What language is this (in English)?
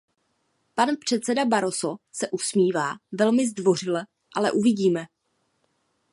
Czech